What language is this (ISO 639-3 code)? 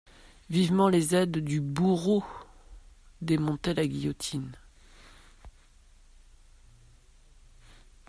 fra